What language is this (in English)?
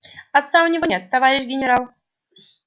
Russian